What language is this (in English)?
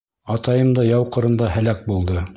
Bashkir